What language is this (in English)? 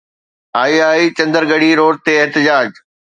Sindhi